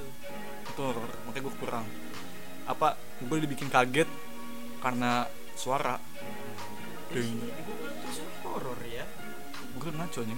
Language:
Indonesian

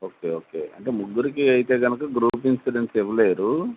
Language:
Telugu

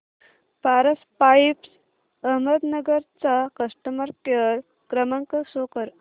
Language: Marathi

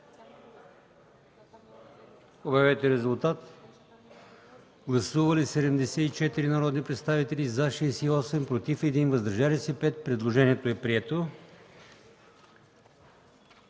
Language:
Bulgarian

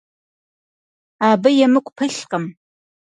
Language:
Kabardian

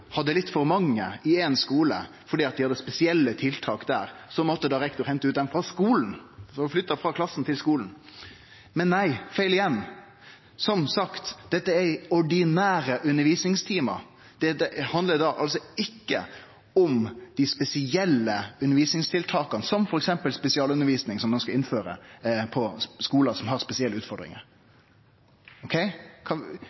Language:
Norwegian Nynorsk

